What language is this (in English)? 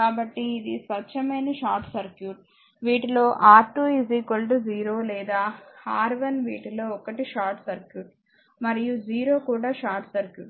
Telugu